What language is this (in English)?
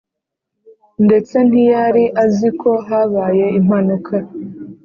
Kinyarwanda